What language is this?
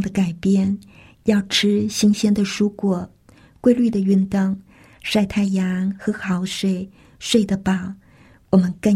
Chinese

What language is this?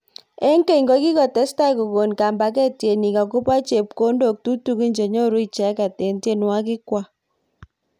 Kalenjin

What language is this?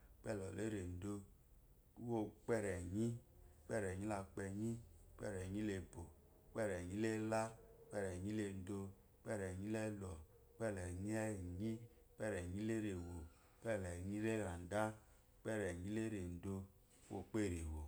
Eloyi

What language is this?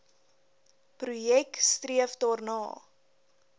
Afrikaans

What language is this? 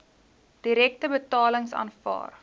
Afrikaans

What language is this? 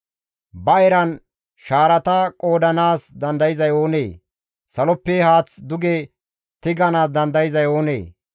Gamo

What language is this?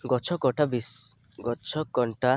Odia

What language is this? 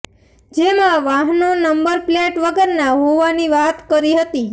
Gujarati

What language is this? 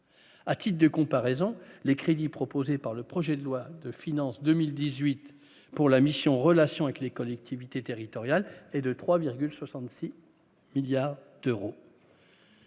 French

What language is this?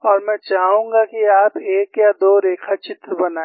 Hindi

